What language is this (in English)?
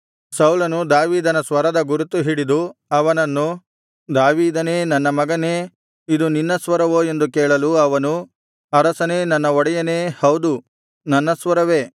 Kannada